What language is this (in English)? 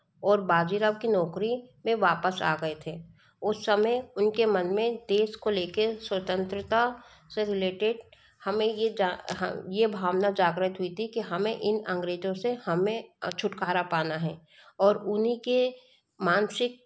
Hindi